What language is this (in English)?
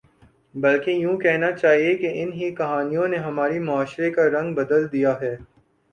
Urdu